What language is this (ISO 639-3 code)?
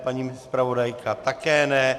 ces